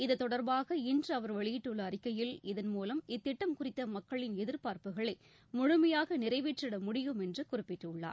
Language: Tamil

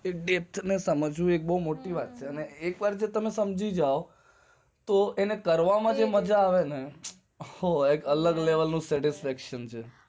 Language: Gujarati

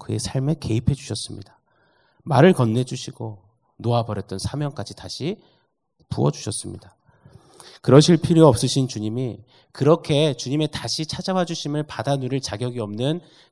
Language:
Korean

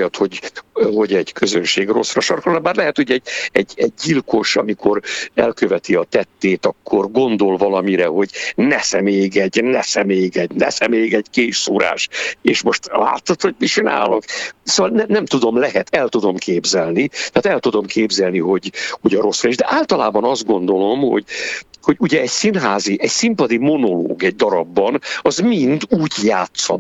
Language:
Hungarian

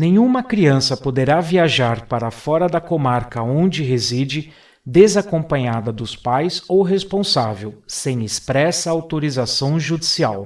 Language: Portuguese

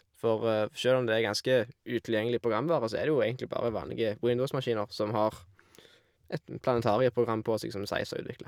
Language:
Norwegian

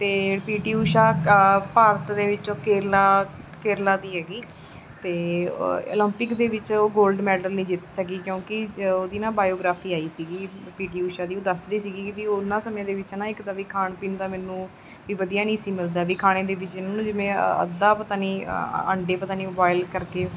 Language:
Punjabi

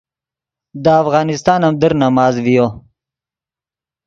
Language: Yidgha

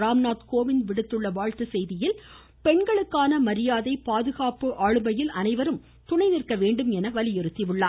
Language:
Tamil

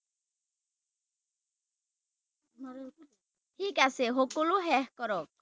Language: Assamese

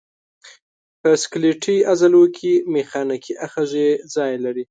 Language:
Pashto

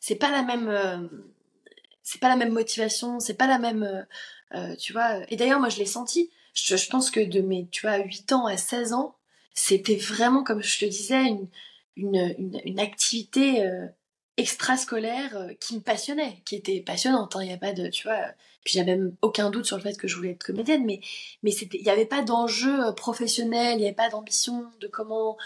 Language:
French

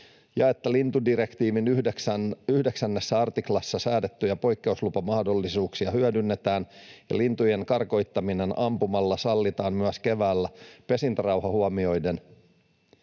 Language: Finnish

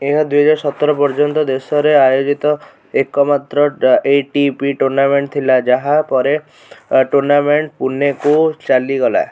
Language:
Odia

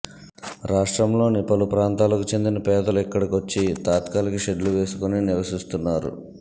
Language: Telugu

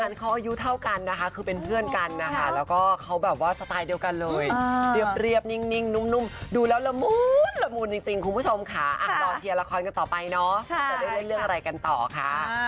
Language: Thai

